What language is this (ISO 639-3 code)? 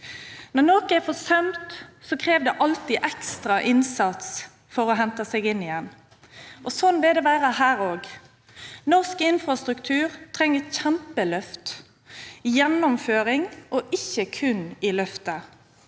nor